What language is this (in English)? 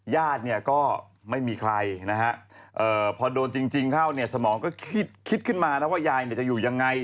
Thai